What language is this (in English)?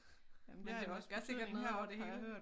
Danish